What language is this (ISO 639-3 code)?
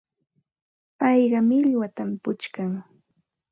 qxt